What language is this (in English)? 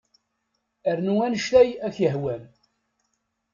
Kabyle